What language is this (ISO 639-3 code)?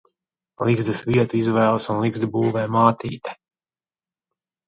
lav